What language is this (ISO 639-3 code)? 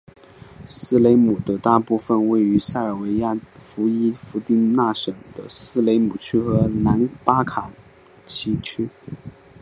zho